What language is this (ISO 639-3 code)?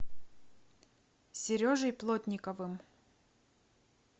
rus